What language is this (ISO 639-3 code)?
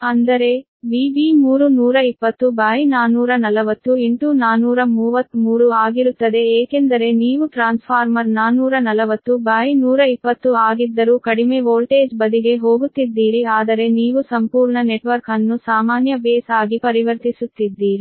kan